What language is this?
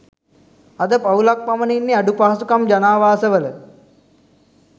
Sinhala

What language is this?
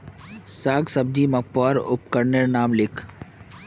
Magahi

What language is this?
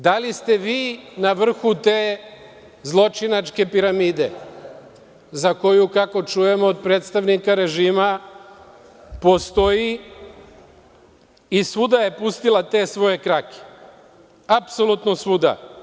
Serbian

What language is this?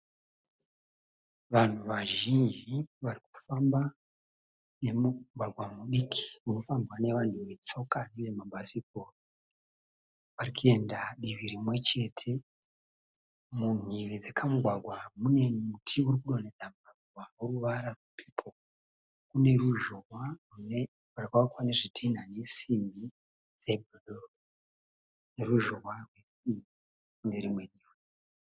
Shona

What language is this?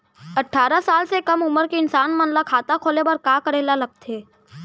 Chhattisgarhi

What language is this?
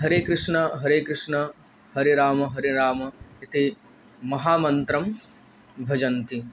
Sanskrit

